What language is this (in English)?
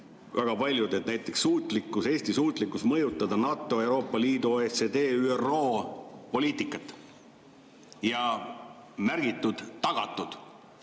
Estonian